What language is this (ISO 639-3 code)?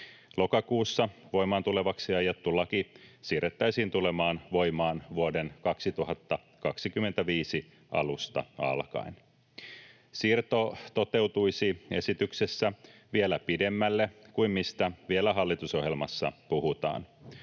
fin